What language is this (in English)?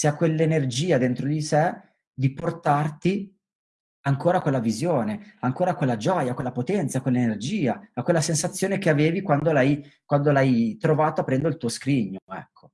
Italian